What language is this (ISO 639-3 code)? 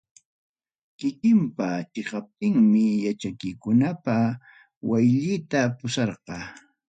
quy